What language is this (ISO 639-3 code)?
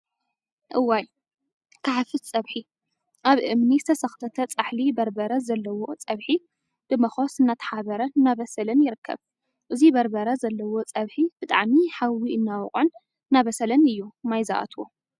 tir